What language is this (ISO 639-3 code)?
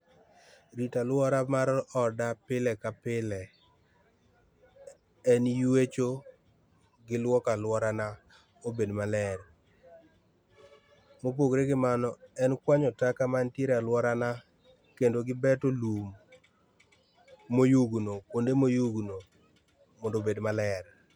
luo